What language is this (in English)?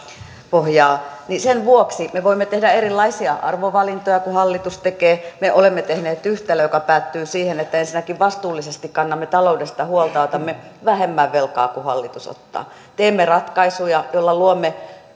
Finnish